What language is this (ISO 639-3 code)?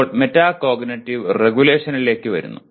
mal